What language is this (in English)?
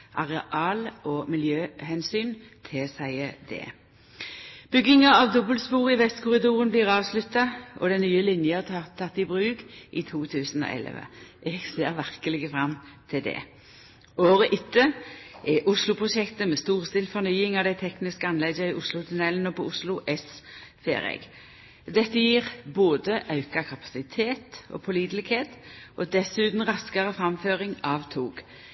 Norwegian Nynorsk